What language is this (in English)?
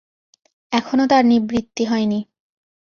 Bangla